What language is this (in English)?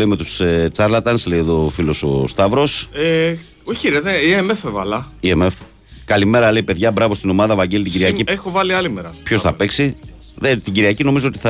Greek